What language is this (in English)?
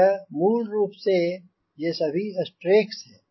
Hindi